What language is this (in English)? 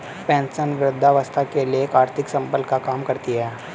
Hindi